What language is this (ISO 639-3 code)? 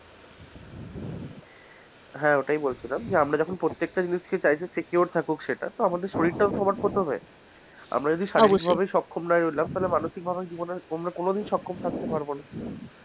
ben